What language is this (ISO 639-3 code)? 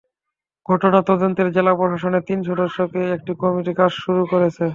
ben